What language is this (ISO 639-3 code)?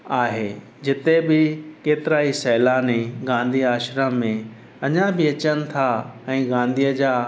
snd